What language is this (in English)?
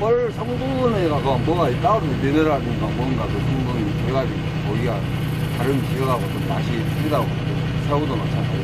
Korean